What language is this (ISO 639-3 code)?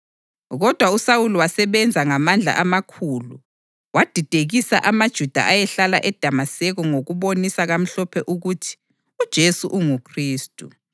nde